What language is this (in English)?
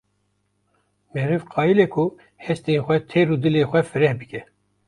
Kurdish